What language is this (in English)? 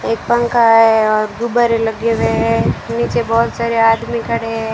Hindi